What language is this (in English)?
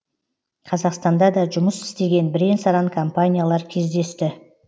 Kazakh